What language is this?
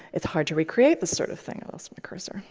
English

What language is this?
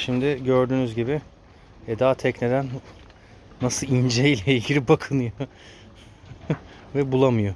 Turkish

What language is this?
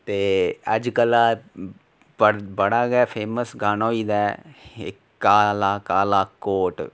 Dogri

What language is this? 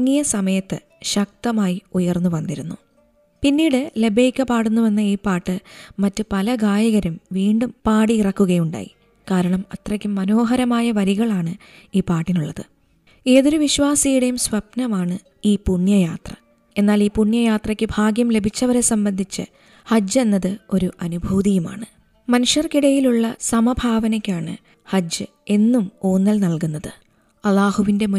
Malayalam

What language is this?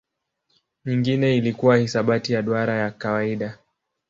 Swahili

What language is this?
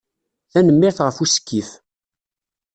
Kabyle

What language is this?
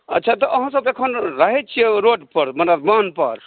Maithili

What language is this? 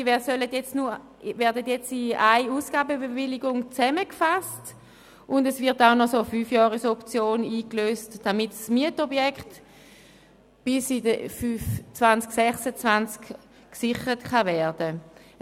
Swiss German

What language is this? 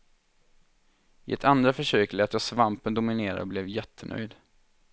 Swedish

